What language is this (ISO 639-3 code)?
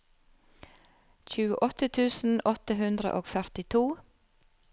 nor